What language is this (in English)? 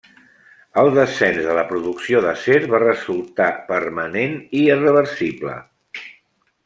Catalan